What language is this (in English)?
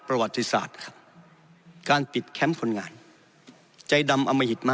Thai